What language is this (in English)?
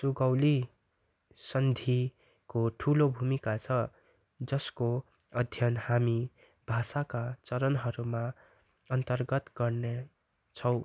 Nepali